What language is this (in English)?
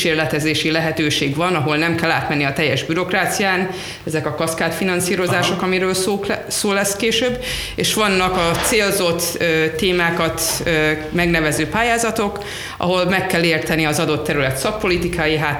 Hungarian